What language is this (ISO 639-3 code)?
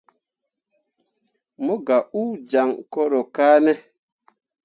mua